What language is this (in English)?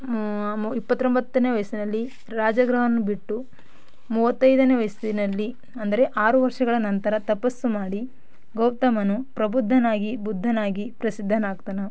Kannada